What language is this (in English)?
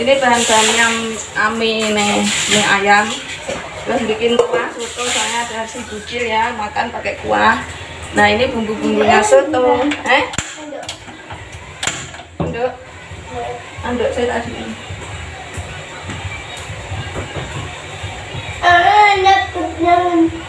Indonesian